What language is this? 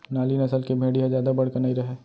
Chhattisgarhi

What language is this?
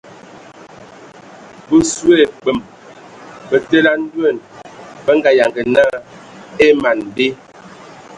Ewondo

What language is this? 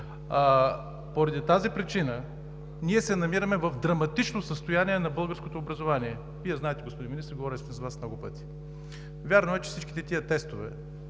Bulgarian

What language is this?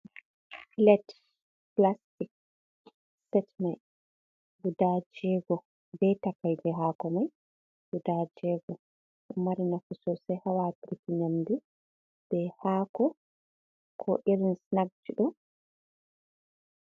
Fula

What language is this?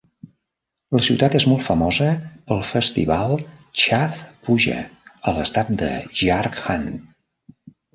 Catalan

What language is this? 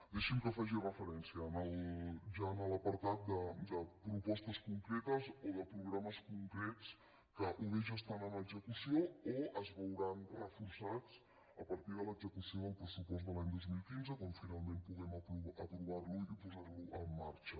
Catalan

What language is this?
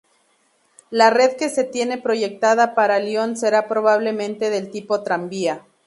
Spanish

